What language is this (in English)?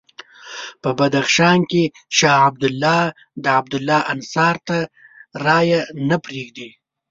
Pashto